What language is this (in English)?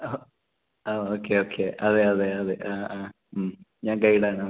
Malayalam